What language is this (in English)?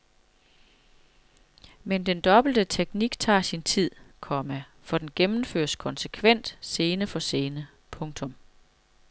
Danish